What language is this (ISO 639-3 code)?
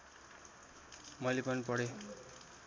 nep